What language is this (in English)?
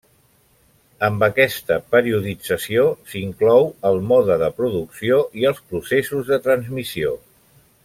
Catalan